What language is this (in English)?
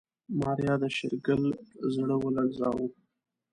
Pashto